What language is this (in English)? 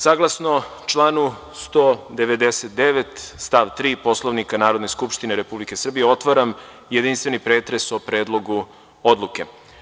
Serbian